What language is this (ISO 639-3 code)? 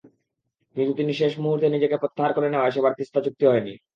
ben